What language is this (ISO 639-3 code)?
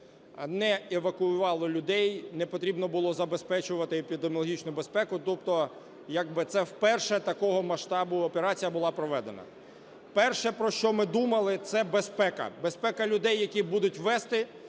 ukr